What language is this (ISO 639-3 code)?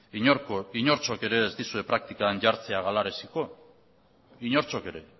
eus